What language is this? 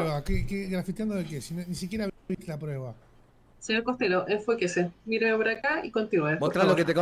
Spanish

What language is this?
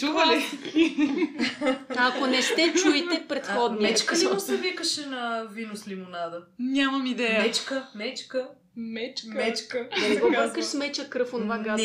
Bulgarian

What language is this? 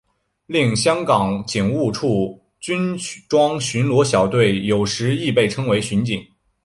Chinese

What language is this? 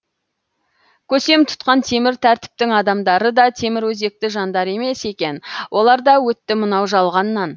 Kazakh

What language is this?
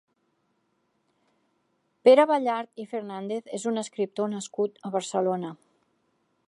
Catalan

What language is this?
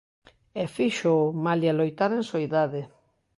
Galician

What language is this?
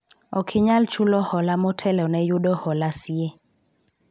Luo (Kenya and Tanzania)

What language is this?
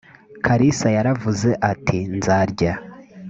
Kinyarwanda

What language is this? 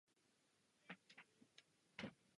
Czech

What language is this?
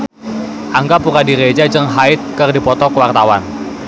Sundanese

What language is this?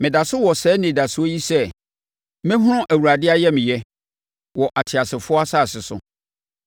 Akan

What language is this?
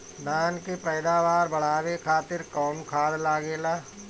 Bhojpuri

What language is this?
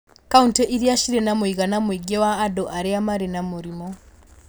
Kikuyu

